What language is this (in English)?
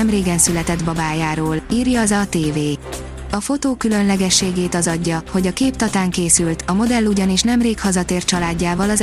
Hungarian